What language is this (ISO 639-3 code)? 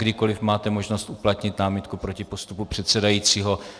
ces